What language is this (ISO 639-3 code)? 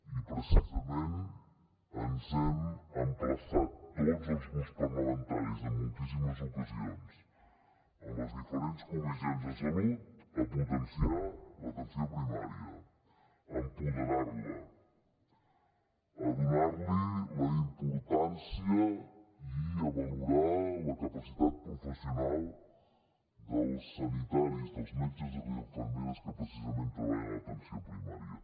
cat